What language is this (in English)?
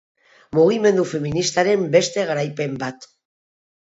Basque